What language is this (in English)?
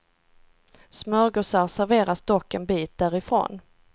Swedish